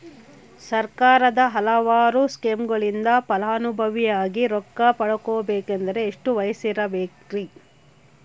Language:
Kannada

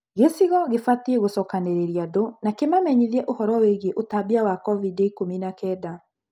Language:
Kikuyu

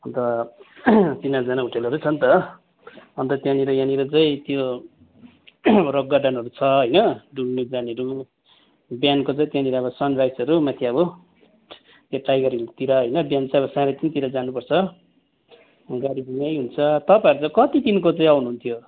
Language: Nepali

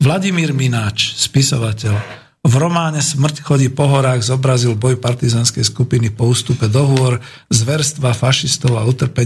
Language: Slovak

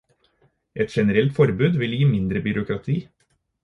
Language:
Norwegian Bokmål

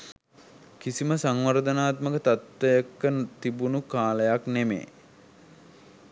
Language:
Sinhala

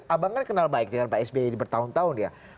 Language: Indonesian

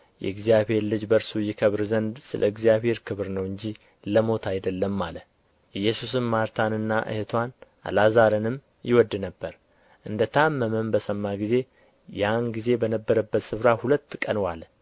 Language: Amharic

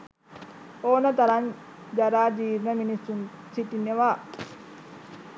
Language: Sinhala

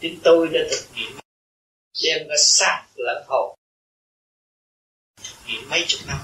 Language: Vietnamese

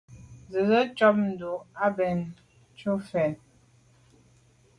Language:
Medumba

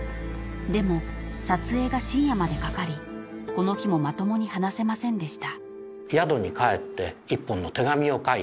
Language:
Japanese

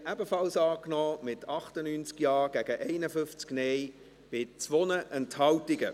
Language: Swiss German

